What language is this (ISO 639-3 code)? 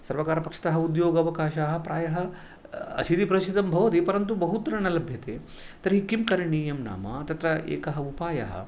san